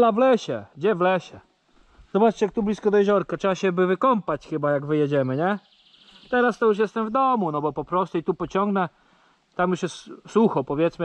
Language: Polish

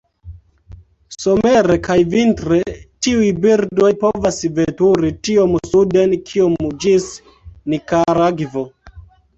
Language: Esperanto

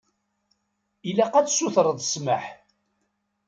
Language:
Kabyle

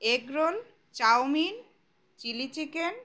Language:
Bangla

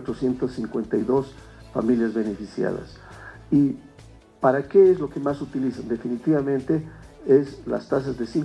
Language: Spanish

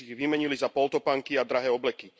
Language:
Slovak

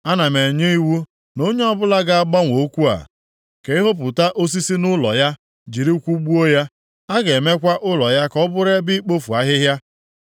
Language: Igbo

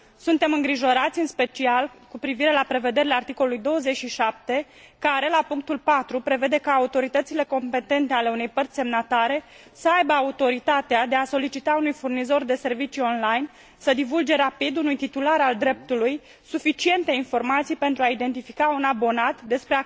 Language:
Romanian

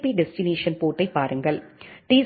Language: Tamil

